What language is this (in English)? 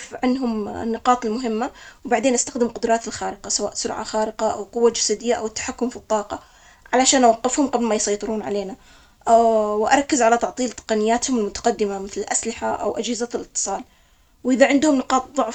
Omani Arabic